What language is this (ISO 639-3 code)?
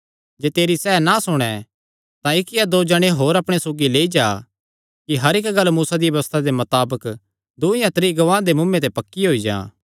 xnr